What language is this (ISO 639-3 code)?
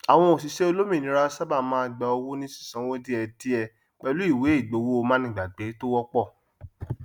yor